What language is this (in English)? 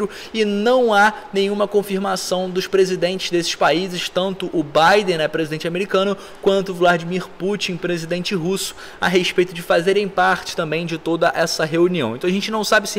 Portuguese